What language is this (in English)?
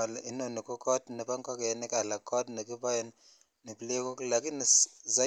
Kalenjin